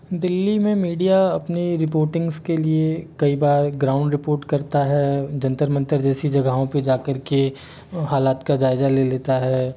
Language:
Hindi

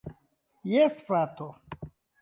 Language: Esperanto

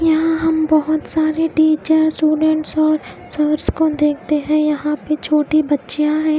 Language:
Hindi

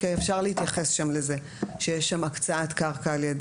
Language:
Hebrew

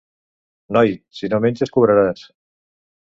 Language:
Catalan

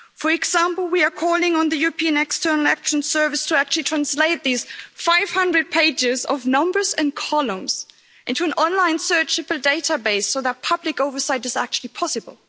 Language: English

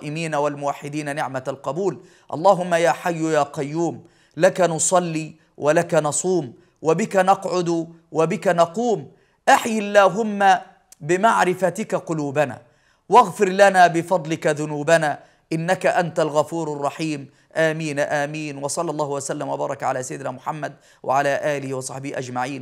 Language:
Arabic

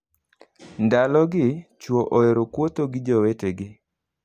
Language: Luo (Kenya and Tanzania)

